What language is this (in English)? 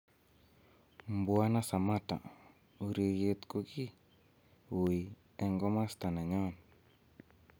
Kalenjin